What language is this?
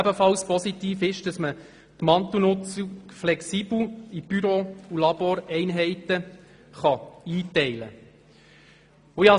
Swiss German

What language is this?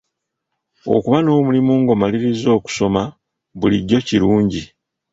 Ganda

